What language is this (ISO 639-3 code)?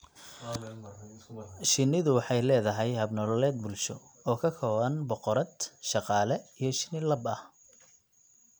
som